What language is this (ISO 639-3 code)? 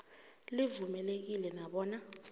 nbl